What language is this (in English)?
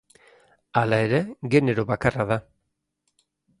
Basque